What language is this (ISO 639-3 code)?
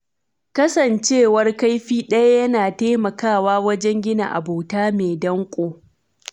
hau